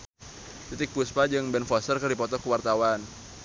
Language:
Sundanese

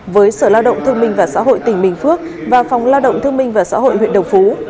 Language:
Vietnamese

